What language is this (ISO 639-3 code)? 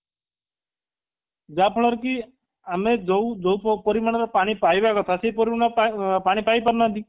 ori